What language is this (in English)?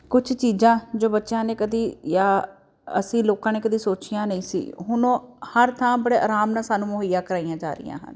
Punjabi